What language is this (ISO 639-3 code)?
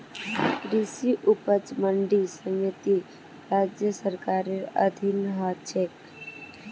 mag